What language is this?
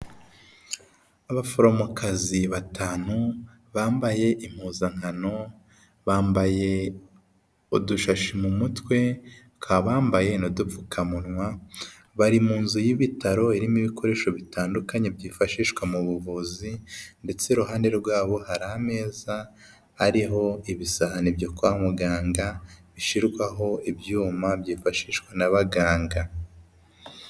Kinyarwanda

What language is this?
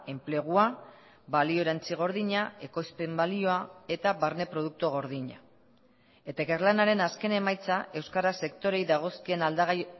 Basque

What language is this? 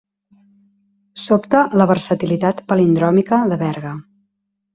Catalan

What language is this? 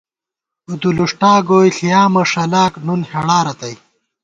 Gawar-Bati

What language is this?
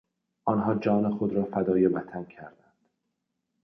Persian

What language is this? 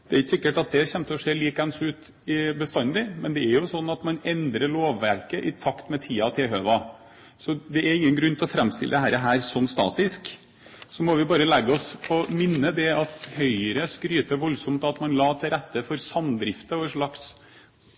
Norwegian Bokmål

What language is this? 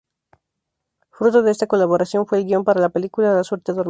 Spanish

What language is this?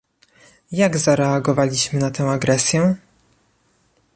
Polish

